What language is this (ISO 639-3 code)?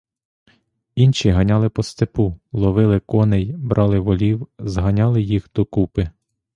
ukr